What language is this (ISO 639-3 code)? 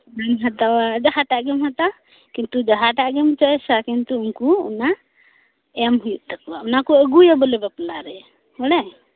sat